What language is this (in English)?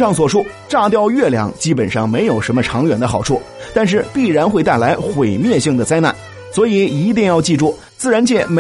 Chinese